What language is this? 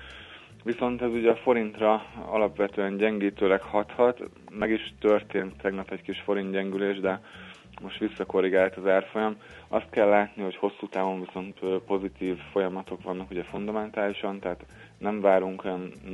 Hungarian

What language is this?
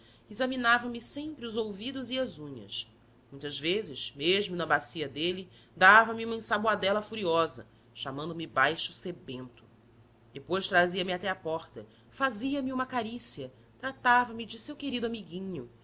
Portuguese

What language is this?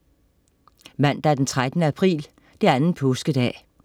Danish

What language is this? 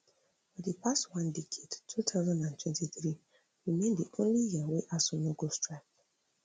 Nigerian Pidgin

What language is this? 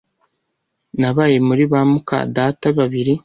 Kinyarwanda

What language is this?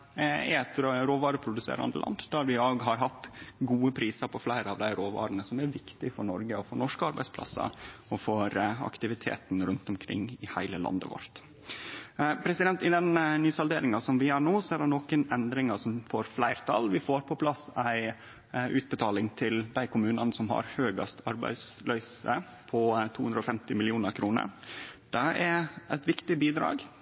Norwegian Nynorsk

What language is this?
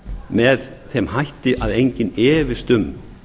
Icelandic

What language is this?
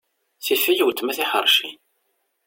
Kabyle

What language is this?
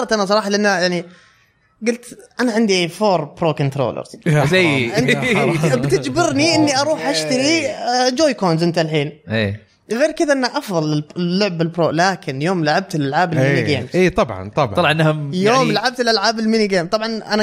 Arabic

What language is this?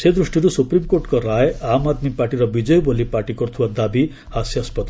Odia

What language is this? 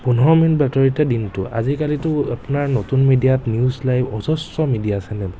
Assamese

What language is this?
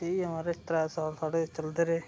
Dogri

